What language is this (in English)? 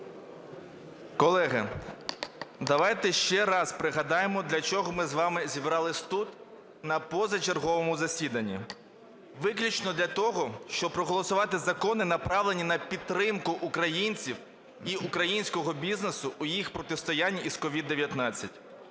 Ukrainian